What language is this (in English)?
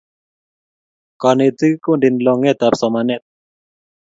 Kalenjin